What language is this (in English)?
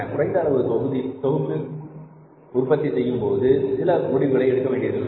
Tamil